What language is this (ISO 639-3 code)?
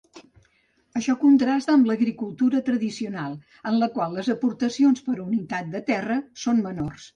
cat